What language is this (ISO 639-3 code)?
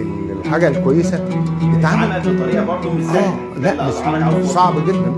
ara